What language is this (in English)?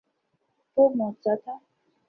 Urdu